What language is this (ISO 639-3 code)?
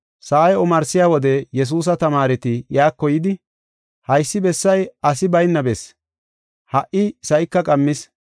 gof